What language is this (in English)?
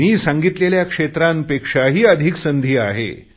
Marathi